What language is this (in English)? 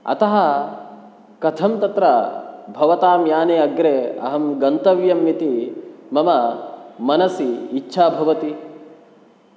Sanskrit